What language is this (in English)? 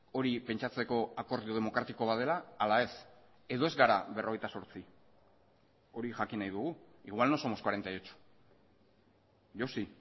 Basque